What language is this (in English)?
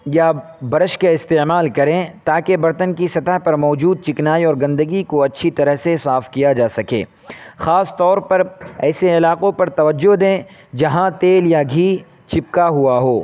Urdu